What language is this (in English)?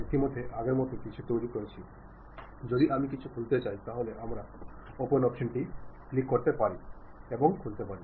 Malayalam